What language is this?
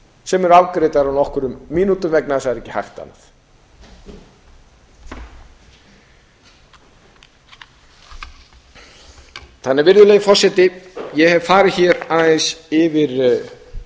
Icelandic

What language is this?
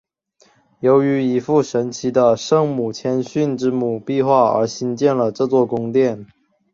Chinese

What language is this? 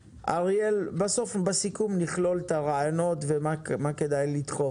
Hebrew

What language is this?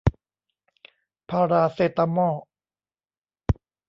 Thai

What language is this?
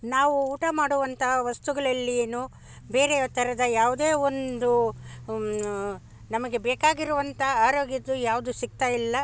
Kannada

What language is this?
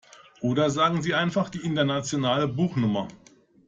German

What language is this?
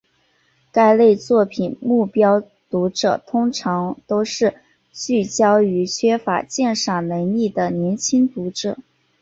Chinese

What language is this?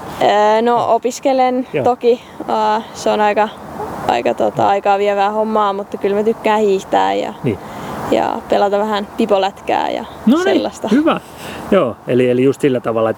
Finnish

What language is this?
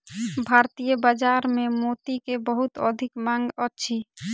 Maithili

